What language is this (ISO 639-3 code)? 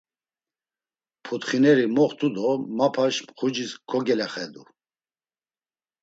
lzz